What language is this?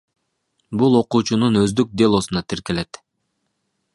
Kyrgyz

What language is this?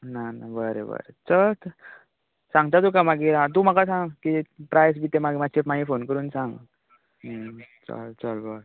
Konkani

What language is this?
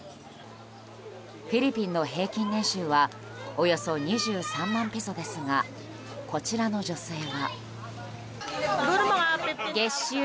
Japanese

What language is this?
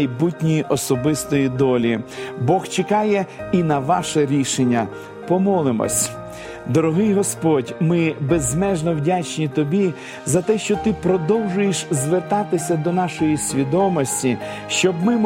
Ukrainian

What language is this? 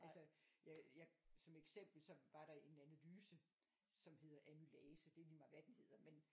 Danish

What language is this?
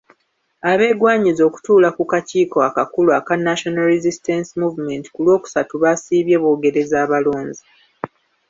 Ganda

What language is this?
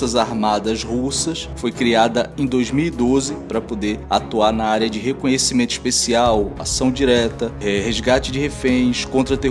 Portuguese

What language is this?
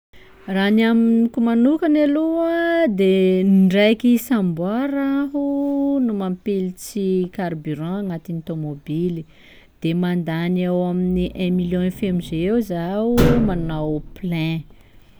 Sakalava Malagasy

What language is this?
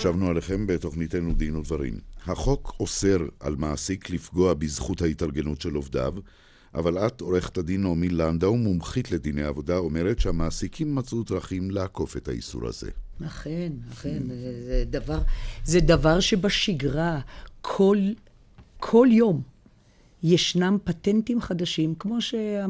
Hebrew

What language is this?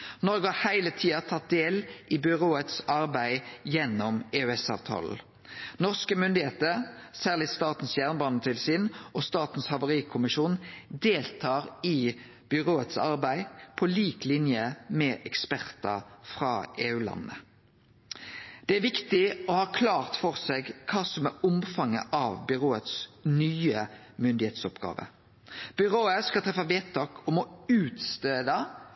Norwegian Nynorsk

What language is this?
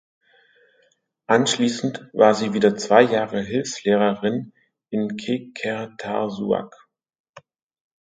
German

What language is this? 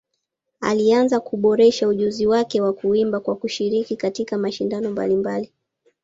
Swahili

